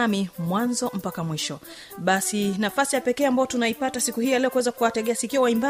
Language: Swahili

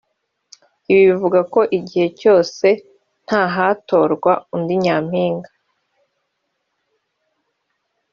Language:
Kinyarwanda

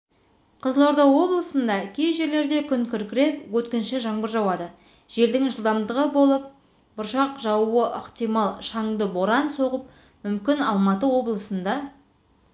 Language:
Kazakh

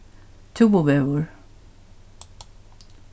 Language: Faroese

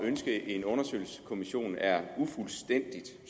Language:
Danish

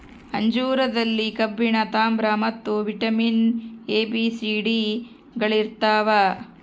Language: Kannada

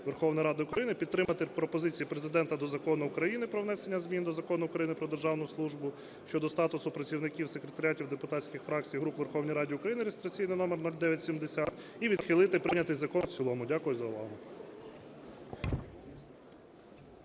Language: Ukrainian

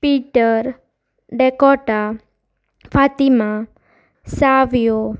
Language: Konkani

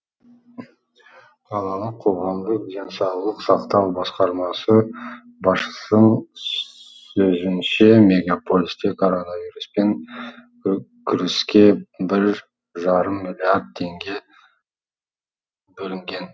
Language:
Kazakh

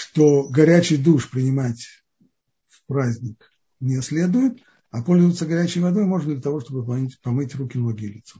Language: Russian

